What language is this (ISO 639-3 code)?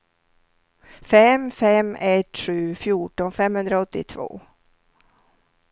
swe